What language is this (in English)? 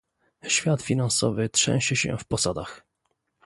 Polish